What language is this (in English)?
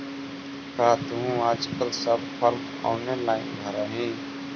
Magahi